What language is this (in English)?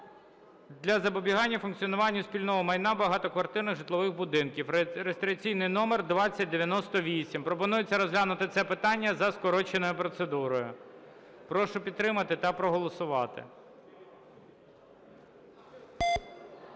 Ukrainian